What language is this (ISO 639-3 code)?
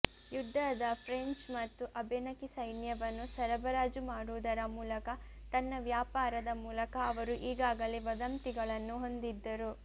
kan